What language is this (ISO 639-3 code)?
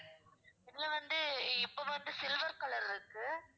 tam